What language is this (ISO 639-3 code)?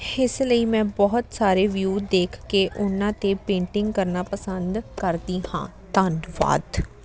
pan